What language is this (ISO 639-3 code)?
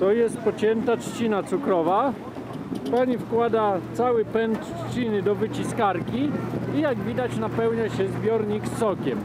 pol